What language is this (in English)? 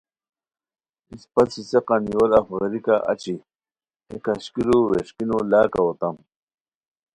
Khowar